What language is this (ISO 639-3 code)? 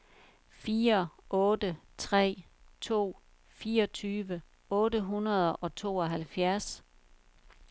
dan